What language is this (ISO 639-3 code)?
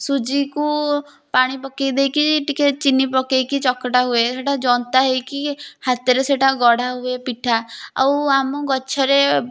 ori